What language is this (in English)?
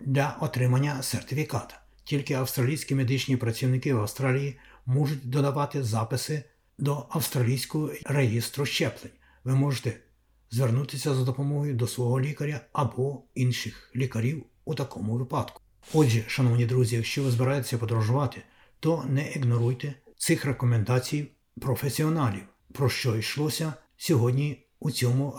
Ukrainian